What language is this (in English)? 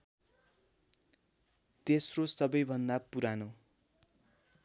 Nepali